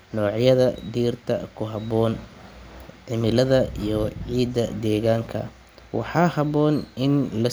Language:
Somali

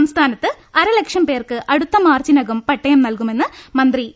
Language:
Malayalam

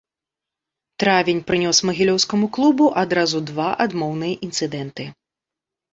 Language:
Belarusian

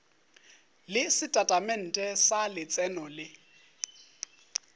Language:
Northern Sotho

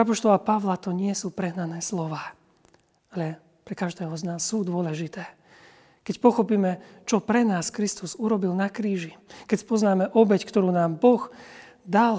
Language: Slovak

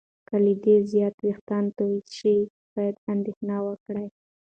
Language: Pashto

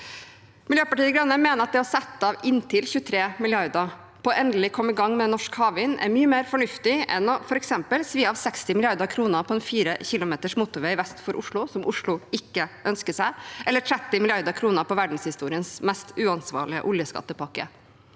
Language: Norwegian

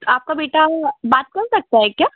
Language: Hindi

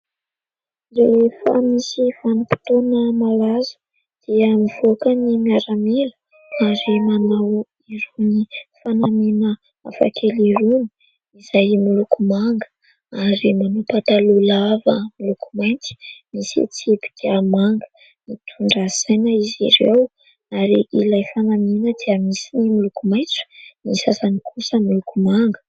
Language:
Malagasy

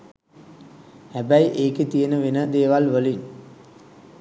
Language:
Sinhala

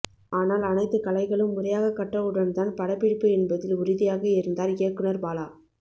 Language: Tamil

